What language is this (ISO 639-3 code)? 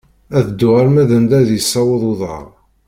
kab